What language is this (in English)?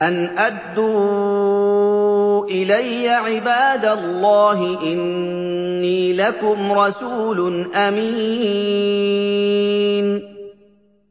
Arabic